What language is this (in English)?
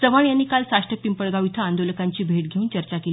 Marathi